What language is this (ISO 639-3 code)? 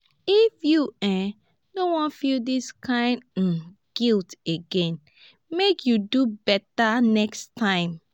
pcm